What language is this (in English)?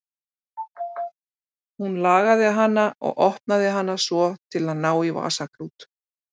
Icelandic